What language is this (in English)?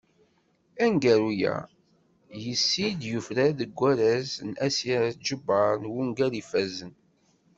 Kabyle